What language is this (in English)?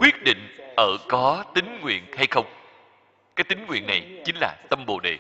Vietnamese